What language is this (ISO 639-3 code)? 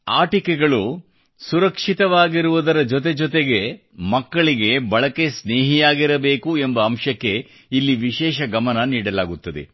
kan